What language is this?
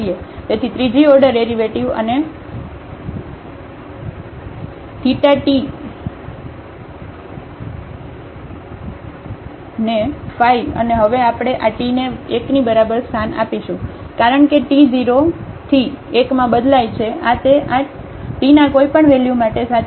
Gujarati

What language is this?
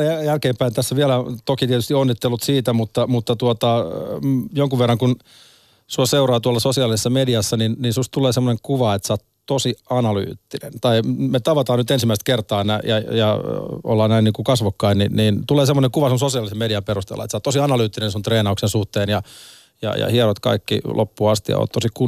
Finnish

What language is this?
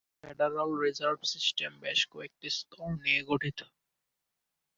Bangla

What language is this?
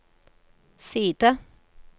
Norwegian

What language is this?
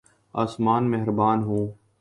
Urdu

